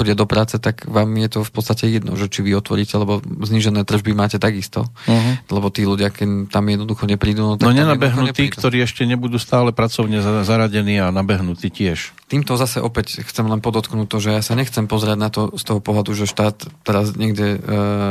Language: Slovak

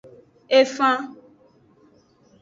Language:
Aja (Benin)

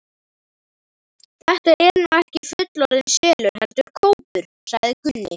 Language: Icelandic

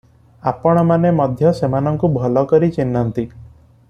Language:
Odia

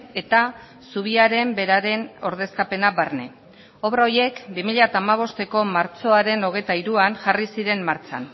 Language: Basque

